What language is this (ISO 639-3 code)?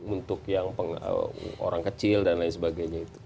ind